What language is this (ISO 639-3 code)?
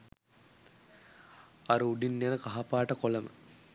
sin